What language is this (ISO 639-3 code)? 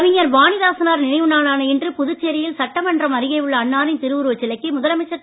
tam